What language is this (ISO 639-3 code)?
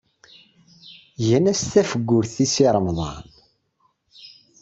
kab